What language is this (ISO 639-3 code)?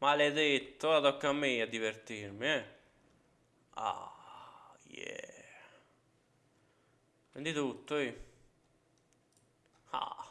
ita